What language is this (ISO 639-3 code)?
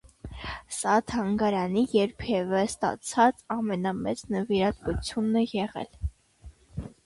hye